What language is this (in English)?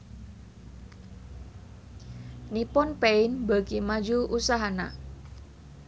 Sundanese